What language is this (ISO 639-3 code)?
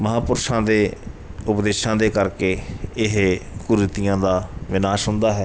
pan